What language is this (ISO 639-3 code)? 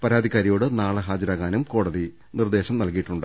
mal